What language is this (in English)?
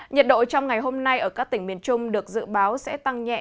Vietnamese